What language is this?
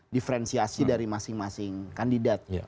Indonesian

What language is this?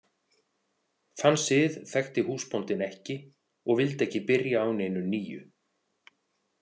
Icelandic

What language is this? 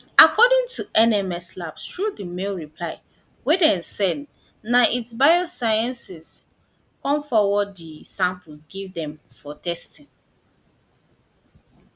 Nigerian Pidgin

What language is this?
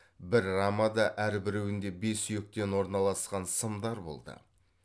Kazakh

